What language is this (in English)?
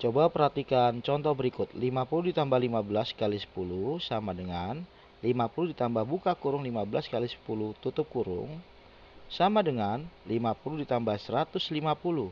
Indonesian